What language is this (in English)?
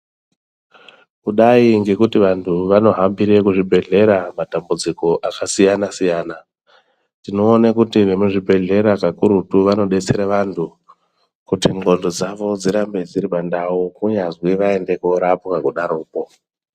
Ndau